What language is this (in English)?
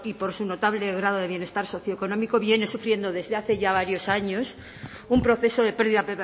Spanish